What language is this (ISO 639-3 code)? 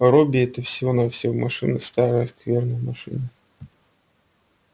rus